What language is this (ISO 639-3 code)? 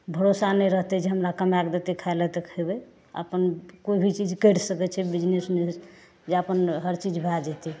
mai